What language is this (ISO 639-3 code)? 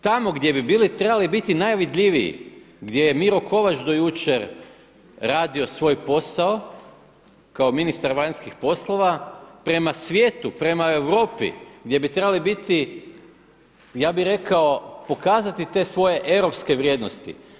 hrv